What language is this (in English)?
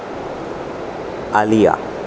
Konkani